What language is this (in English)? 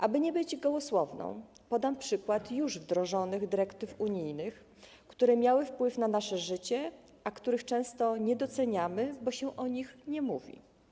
Polish